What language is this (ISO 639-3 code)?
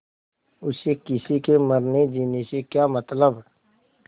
hin